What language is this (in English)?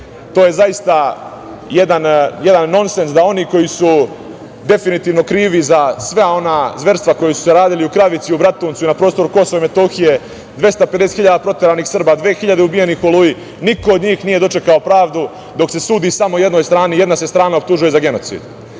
Serbian